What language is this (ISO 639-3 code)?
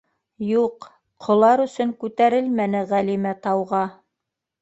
bak